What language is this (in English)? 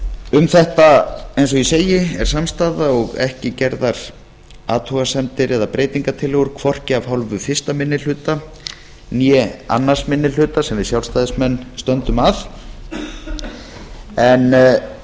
Icelandic